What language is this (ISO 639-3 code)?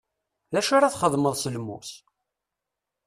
kab